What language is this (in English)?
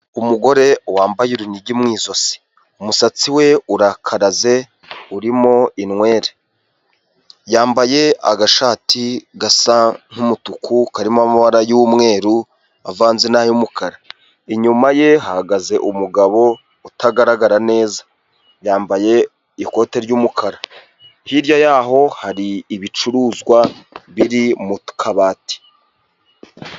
Kinyarwanda